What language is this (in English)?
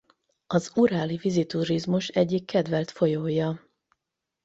Hungarian